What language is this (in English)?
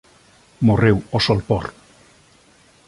Galician